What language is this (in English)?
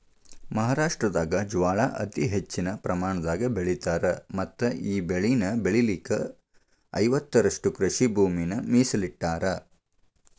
Kannada